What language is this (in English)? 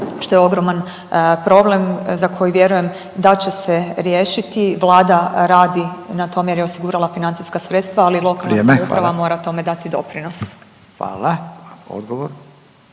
Croatian